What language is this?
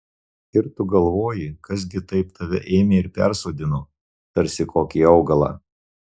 Lithuanian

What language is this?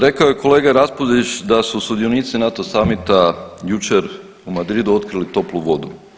Croatian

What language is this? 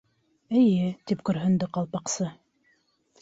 Bashkir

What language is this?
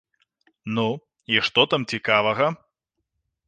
Belarusian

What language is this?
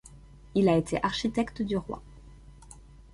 French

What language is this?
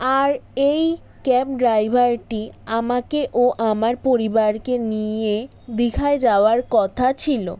Bangla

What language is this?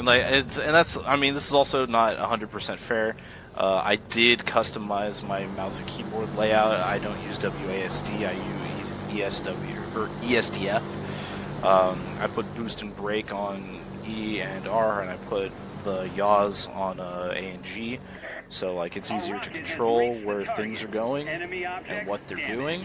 English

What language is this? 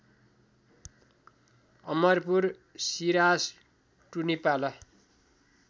Nepali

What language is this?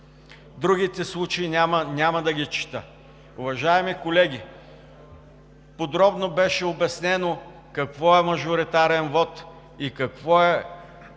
Bulgarian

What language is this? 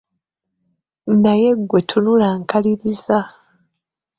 Ganda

